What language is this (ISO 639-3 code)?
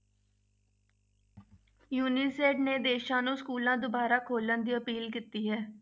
pan